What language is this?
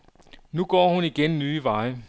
Danish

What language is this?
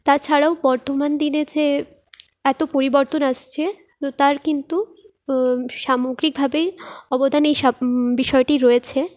Bangla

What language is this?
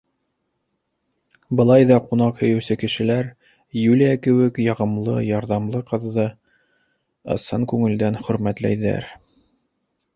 Bashkir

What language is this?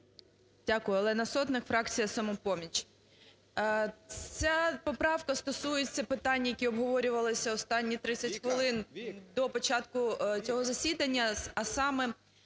Ukrainian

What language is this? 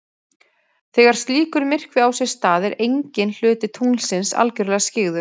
Icelandic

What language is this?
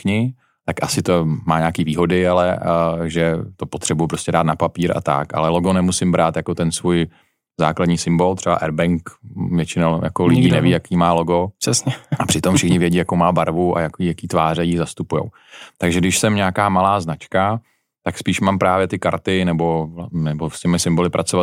Czech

